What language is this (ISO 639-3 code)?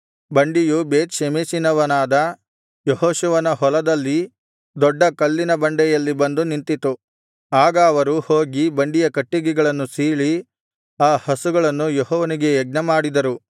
kan